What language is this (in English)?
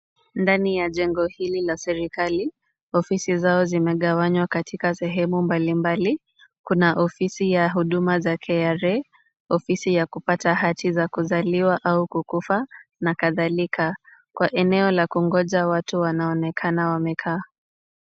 Swahili